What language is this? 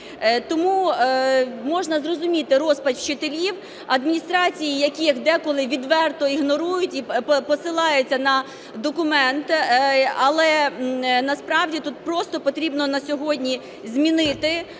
Ukrainian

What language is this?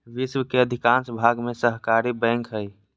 Magahi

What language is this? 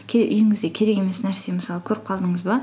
Kazakh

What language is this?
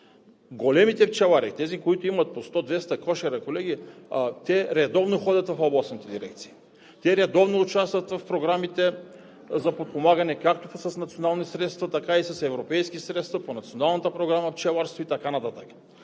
Bulgarian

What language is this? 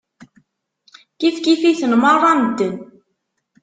Kabyle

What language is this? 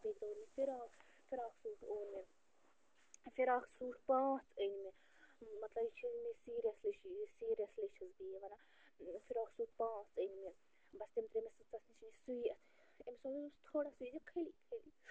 Kashmiri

